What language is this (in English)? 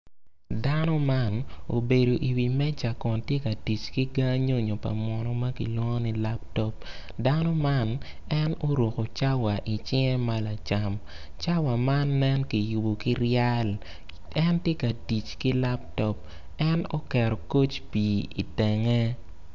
Acoli